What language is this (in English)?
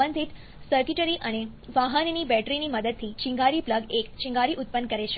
Gujarati